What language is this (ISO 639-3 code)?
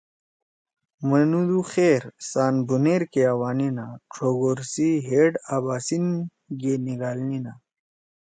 trw